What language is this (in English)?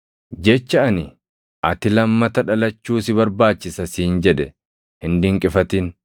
Oromo